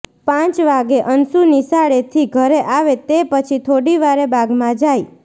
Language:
Gujarati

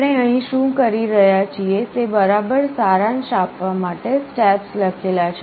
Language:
Gujarati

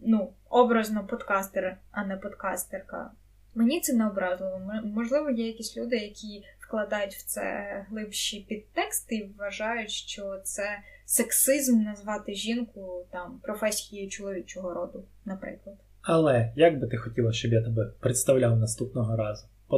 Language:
Ukrainian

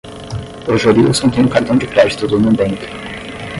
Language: Portuguese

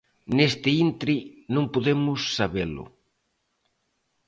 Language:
Galician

